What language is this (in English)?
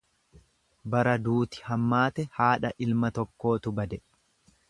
Oromo